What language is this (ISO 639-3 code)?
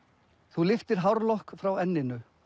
isl